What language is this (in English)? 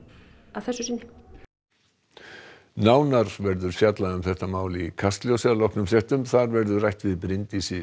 Icelandic